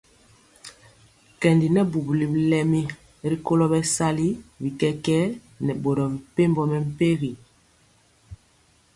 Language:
Mpiemo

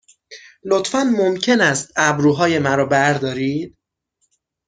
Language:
Persian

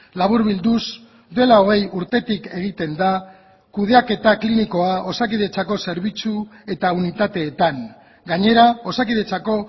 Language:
Basque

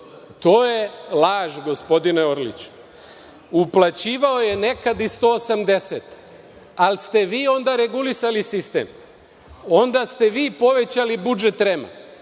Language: Serbian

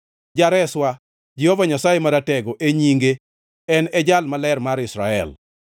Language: Luo (Kenya and Tanzania)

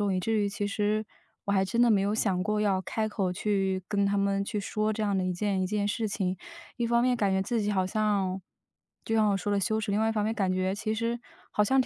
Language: Chinese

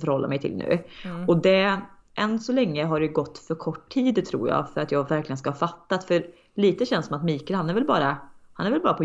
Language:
Swedish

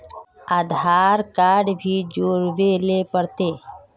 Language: Magahi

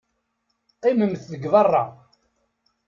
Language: Kabyle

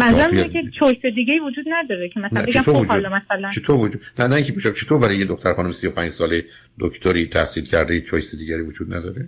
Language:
Persian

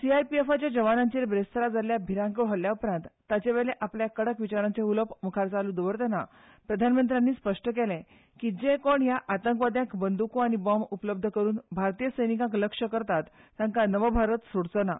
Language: Konkani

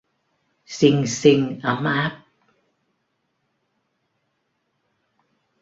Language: Vietnamese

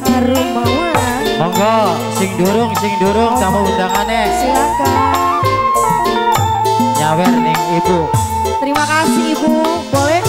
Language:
Indonesian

